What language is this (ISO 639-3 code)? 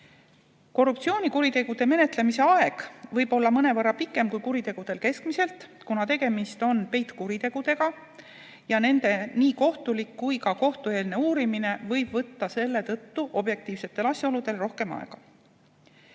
est